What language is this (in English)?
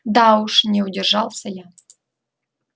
Russian